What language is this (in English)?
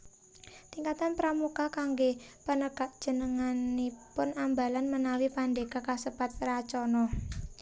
Javanese